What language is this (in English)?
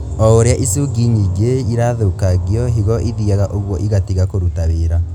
Kikuyu